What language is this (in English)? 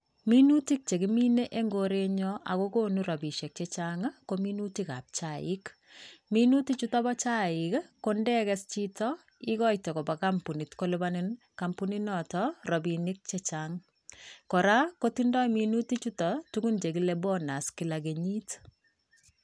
Kalenjin